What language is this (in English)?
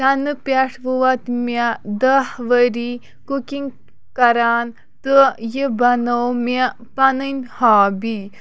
Kashmiri